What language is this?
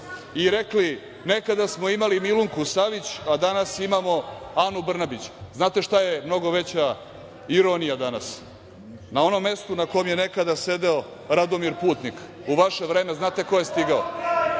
Serbian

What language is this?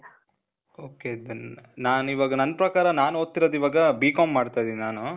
Kannada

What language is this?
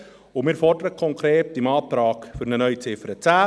Swiss German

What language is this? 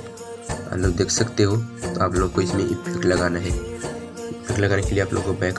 Hindi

